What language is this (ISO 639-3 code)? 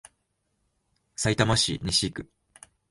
jpn